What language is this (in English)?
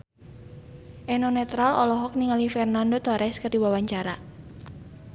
Sundanese